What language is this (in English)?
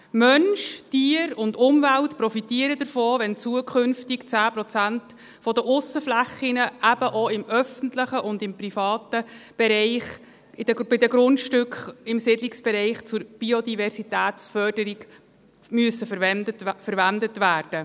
Swiss German